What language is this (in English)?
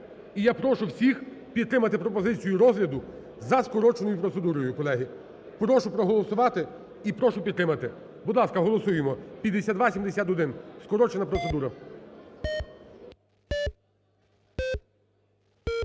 Ukrainian